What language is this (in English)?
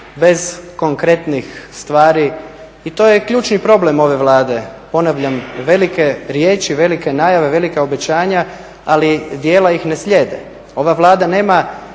Croatian